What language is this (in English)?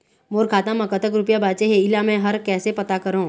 Chhattisgarhi